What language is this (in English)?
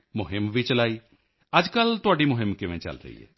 Punjabi